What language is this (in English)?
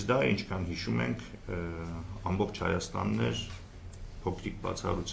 Romanian